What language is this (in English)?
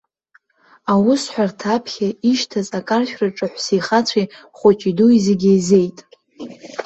Abkhazian